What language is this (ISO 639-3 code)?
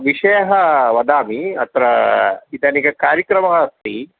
san